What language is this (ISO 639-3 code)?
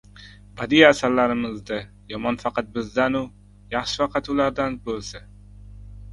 uzb